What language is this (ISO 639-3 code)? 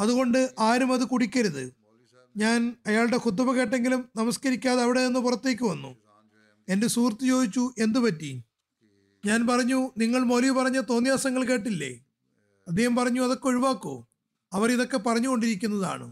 mal